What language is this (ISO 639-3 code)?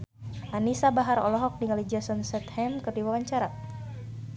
sun